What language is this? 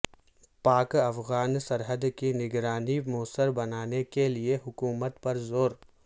Urdu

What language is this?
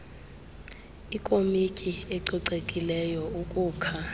Xhosa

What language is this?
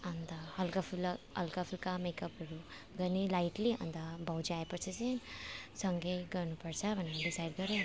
Nepali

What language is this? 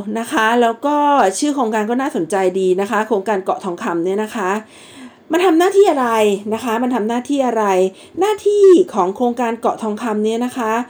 Thai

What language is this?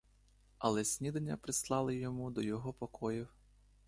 Ukrainian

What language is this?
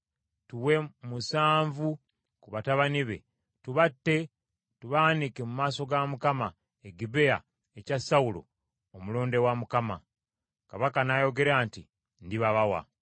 Ganda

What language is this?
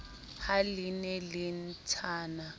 Southern Sotho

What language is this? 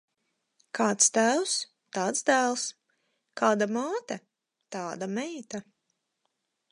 Latvian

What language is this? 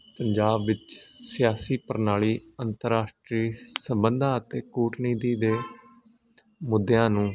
Punjabi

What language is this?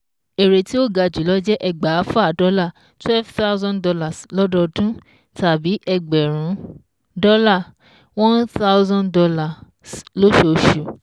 Yoruba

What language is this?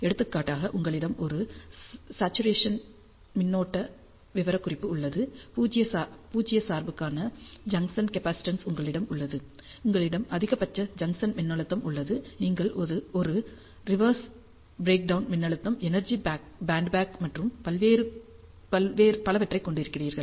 Tamil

